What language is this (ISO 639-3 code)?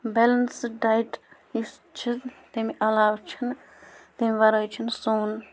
kas